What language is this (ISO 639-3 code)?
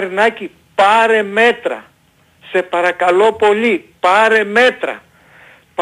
ell